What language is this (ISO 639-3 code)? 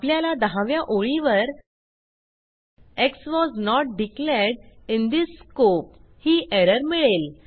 mar